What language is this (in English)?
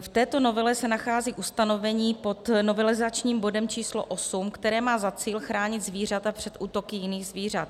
Czech